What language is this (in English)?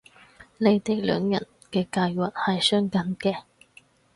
Cantonese